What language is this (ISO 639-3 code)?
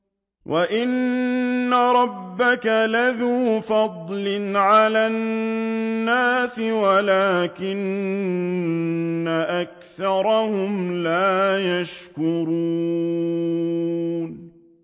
ara